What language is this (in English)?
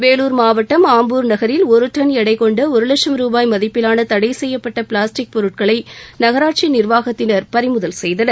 Tamil